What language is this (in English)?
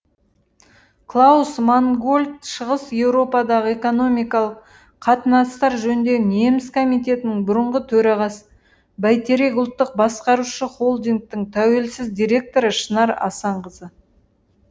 Kazakh